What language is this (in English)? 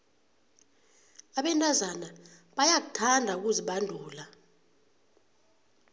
South Ndebele